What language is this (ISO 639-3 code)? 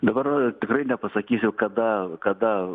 lit